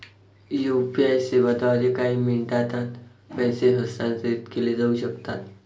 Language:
Marathi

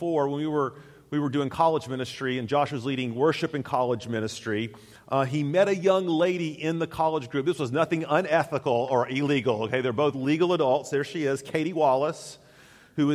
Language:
English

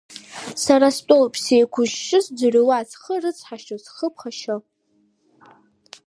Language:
Abkhazian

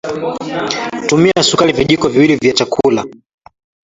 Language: Swahili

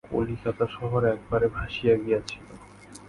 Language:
Bangla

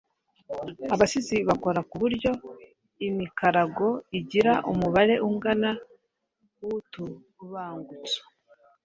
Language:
Kinyarwanda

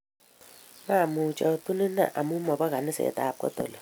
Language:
Kalenjin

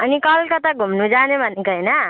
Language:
Nepali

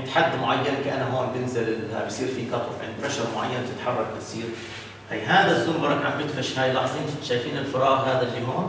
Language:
Arabic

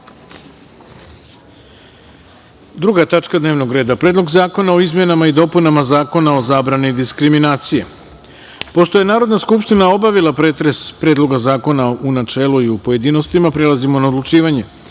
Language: Serbian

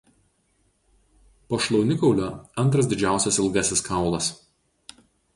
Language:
Lithuanian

